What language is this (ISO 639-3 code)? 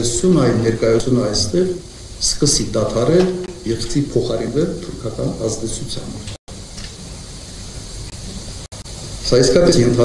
ron